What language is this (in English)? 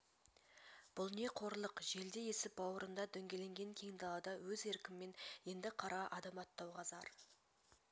Kazakh